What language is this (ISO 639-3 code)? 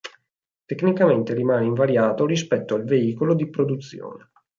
ita